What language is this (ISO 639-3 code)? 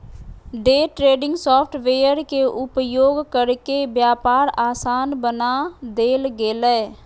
mag